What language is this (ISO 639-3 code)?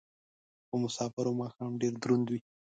pus